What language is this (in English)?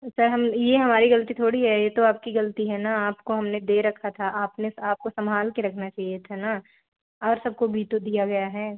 Hindi